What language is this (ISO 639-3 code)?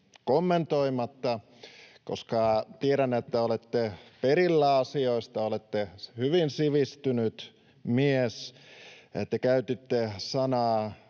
fin